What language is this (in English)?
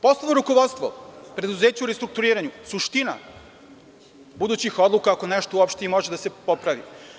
Serbian